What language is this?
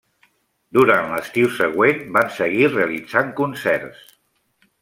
Catalan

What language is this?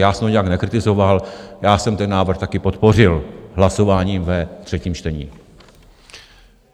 Czech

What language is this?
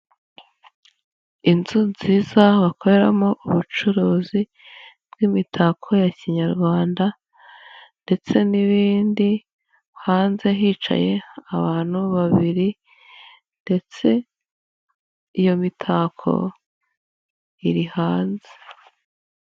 Kinyarwanda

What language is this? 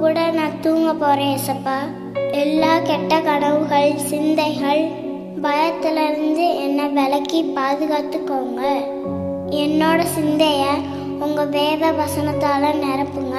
Tamil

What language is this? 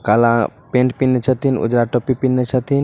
Magahi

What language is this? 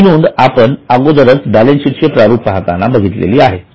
Marathi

